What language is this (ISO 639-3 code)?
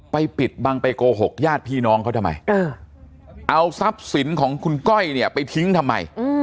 tha